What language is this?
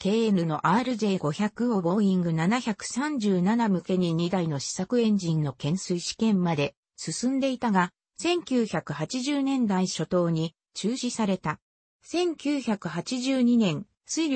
Japanese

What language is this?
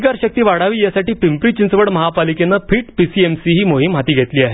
Marathi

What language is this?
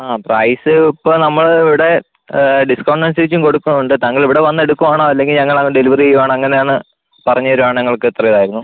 Malayalam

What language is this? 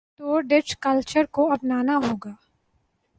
Urdu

